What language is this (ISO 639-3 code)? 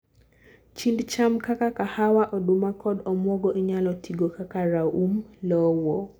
luo